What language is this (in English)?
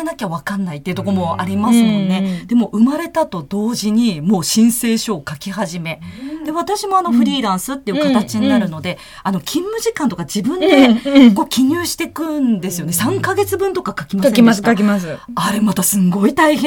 Japanese